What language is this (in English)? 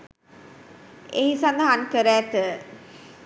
Sinhala